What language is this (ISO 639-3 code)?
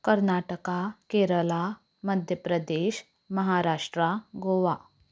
kok